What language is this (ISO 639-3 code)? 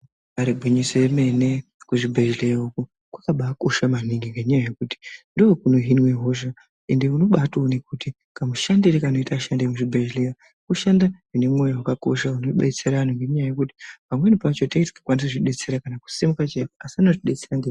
ndc